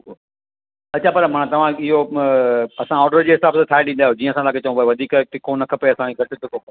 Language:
Sindhi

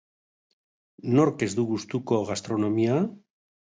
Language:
Basque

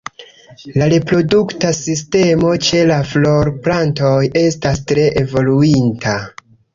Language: Esperanto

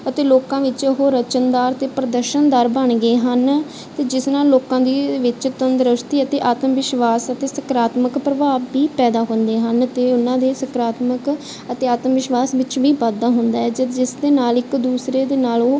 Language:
Punjabi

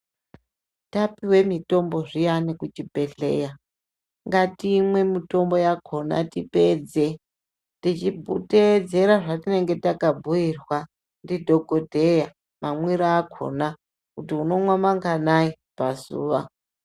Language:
Ndau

